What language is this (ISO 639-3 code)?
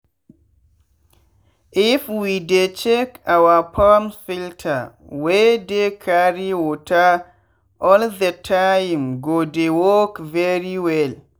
pcm